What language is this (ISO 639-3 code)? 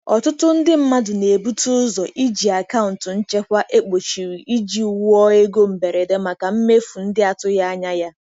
ibo